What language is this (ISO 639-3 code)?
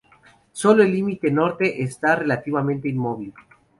spa